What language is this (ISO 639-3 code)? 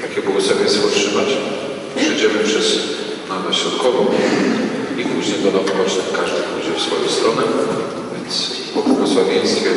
pol